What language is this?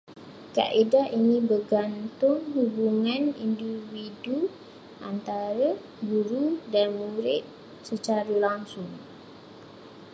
Malay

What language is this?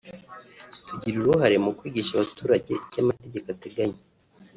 Kinyarwanda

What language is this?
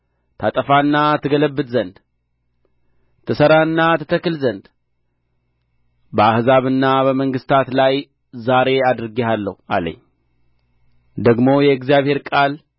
Amharic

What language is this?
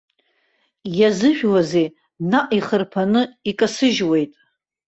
Abkhazian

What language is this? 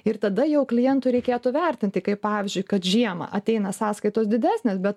Lithuanian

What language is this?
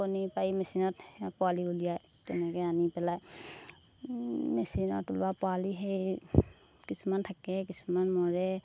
Assamese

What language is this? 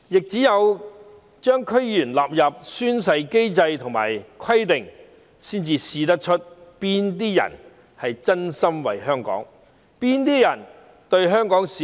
Cantonese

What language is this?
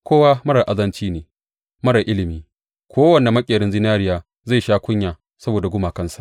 Hausa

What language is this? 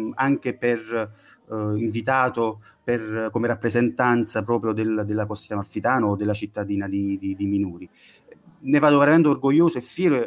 Italian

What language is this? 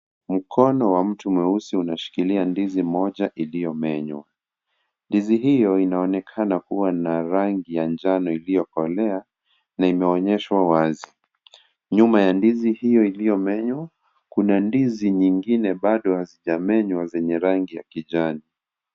Swahili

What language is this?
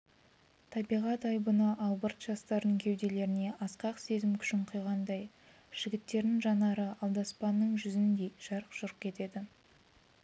Kazakh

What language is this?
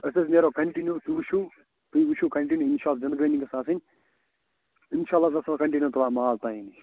Kashmiri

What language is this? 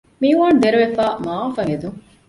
Divehi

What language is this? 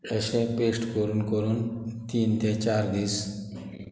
Konkani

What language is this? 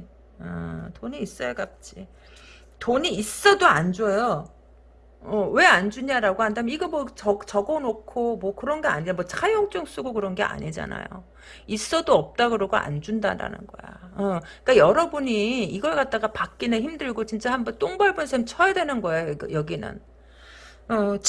Korean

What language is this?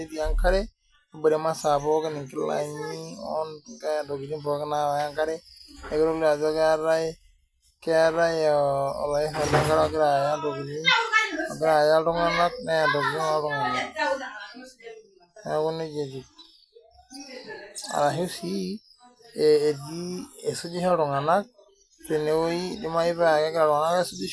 Masai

